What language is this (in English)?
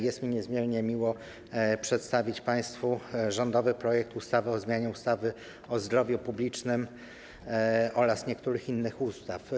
Polish